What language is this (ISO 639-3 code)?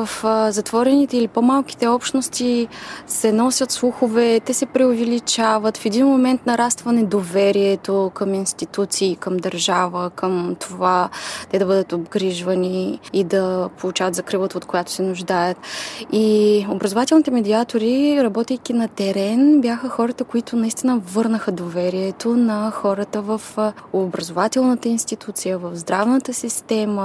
bul